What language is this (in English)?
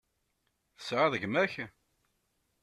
Kabyle